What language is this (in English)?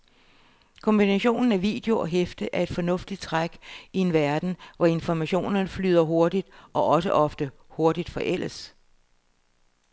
Danish